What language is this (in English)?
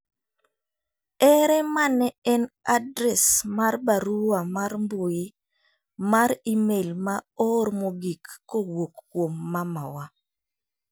Luo (Kenya and Tanzania)